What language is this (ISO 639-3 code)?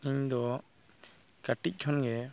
sat